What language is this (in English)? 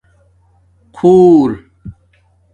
Domaaki